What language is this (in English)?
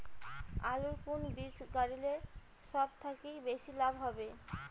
Bangla